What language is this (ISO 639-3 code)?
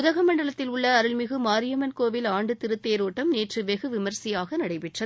tam